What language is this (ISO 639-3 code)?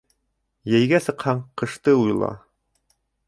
bak